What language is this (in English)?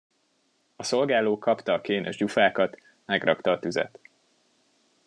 Hungarian